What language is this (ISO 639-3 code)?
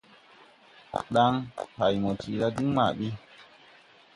tui